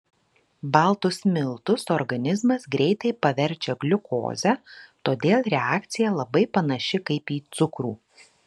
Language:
Lithuanian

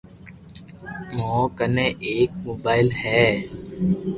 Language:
Loarki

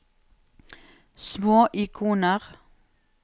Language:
Norwegian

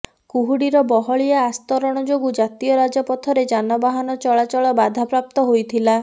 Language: Odia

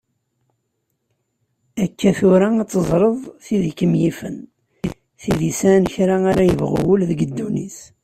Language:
Kabyle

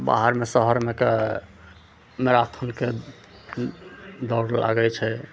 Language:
Maithili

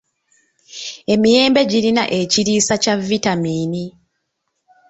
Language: Ganda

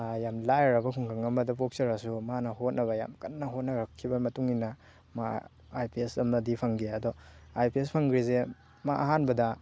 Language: Manipuri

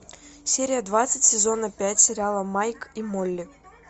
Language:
Russian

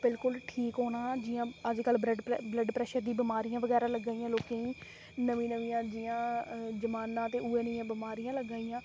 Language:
Dogri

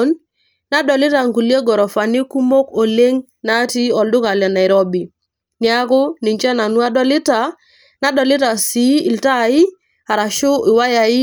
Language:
Masai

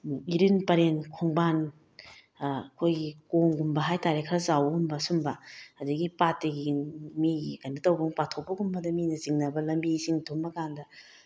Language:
Manipuri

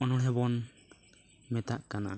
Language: Santali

